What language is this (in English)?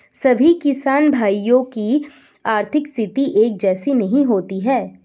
Hindi